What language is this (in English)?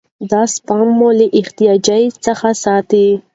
Pashto